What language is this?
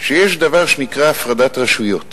Hebrew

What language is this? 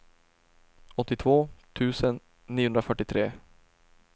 Swedish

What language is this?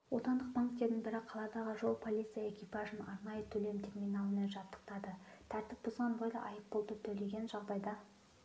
Kazakh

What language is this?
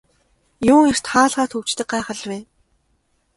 Mongolian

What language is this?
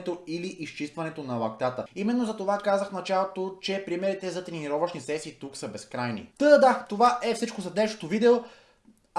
Bulgarian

